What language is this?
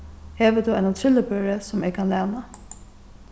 Faroese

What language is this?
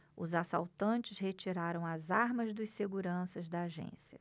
Portuguese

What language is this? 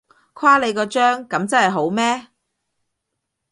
Cantonese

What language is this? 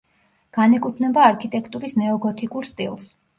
Georgian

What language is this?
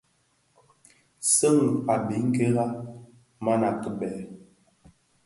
Bafia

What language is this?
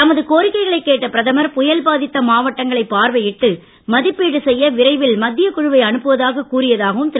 Tamil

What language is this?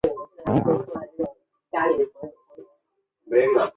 Chinese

